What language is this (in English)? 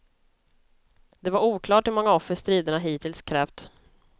Swedish